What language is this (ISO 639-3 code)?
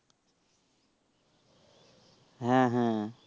ben